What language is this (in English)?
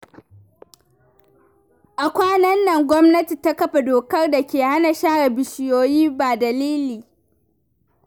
Hausa